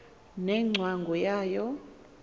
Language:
Xhosa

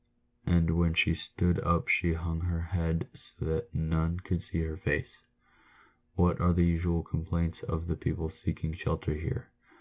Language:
English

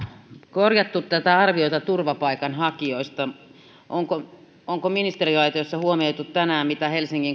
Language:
Finnish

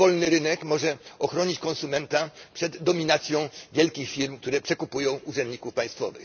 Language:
Polish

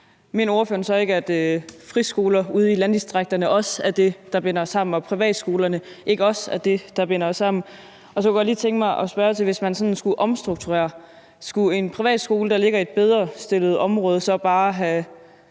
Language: Danish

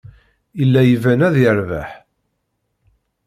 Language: Kabyle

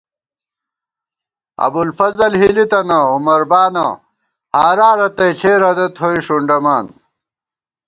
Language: Gawar-Bati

